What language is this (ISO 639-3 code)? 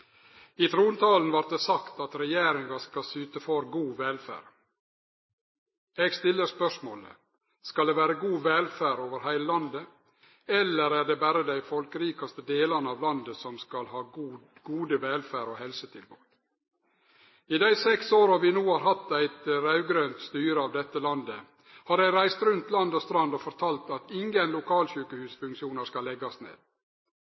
nor